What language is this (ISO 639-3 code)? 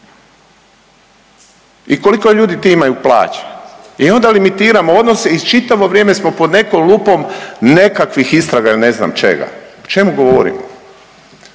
hrv